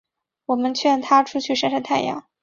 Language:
Chinese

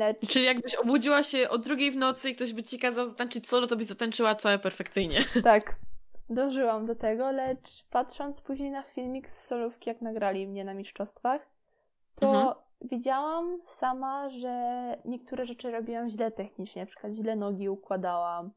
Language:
Polish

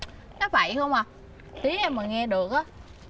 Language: Vietnamese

